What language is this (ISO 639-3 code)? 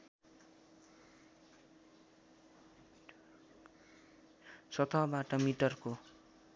nep